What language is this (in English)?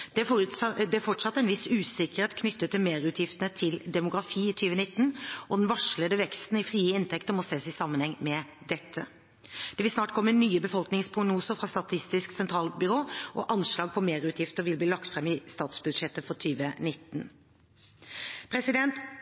Norwegian Bokmål